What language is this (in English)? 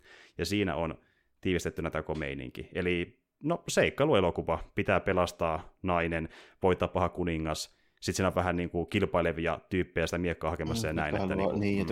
Finnish